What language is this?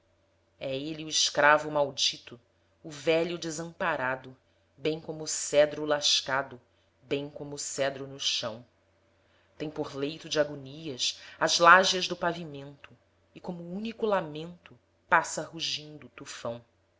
Portuguese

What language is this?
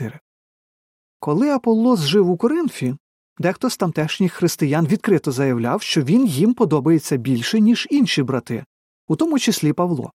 Ukrainian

